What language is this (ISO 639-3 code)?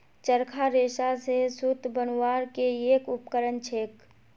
mag